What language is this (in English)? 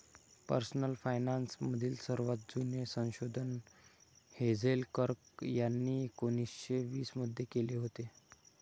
Marathi